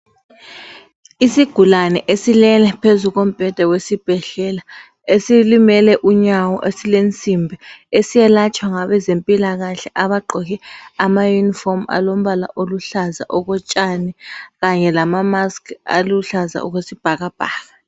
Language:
North Ndebele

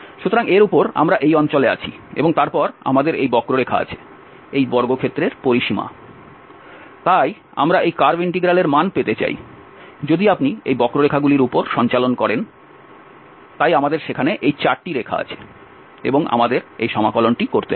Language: Bangla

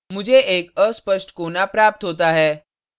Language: Hindi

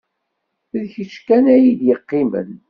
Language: Kabyle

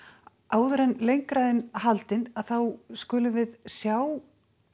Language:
Icelandic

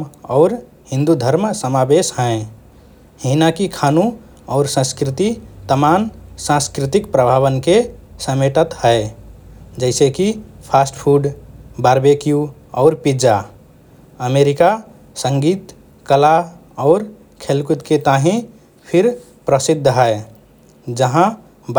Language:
Rana Tharu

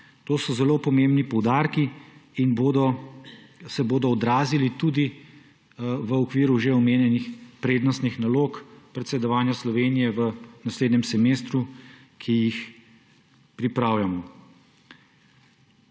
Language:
Slovenian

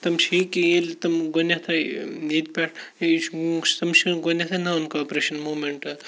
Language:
Kashmiri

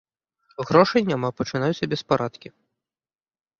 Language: Belarusian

